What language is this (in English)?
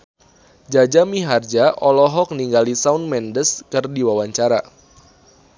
Sundanese